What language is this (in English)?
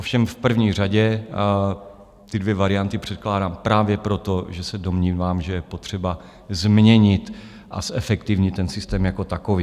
Czech